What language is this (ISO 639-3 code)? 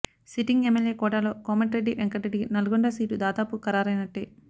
tel